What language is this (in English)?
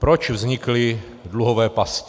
Czech